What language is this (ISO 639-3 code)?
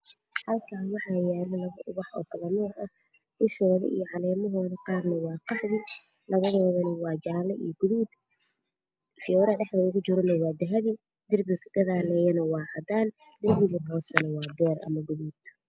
som